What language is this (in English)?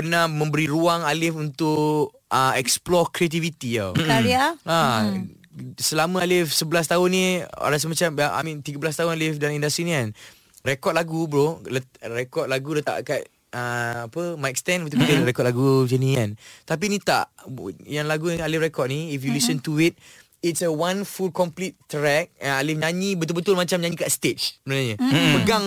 Malay